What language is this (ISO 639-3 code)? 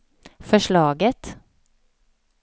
swe